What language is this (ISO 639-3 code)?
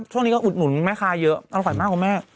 tha